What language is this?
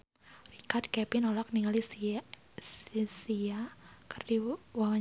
Sundanese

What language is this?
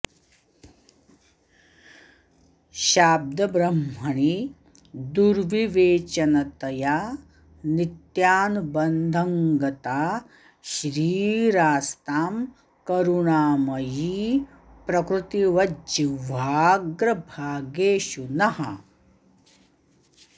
Sanskrit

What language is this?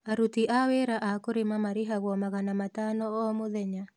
Kikuyu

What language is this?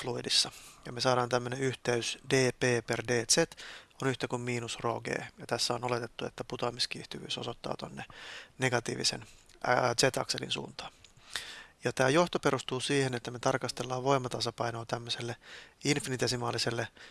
Finnish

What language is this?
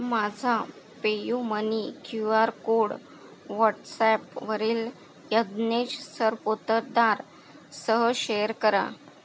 Marathi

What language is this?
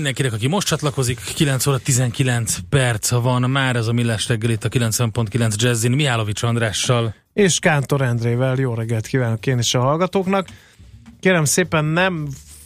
Hungarian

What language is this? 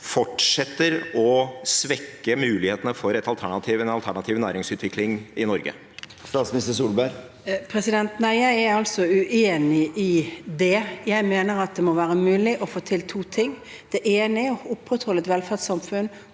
Norwegian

